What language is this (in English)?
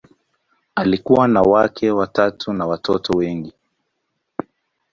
Swahili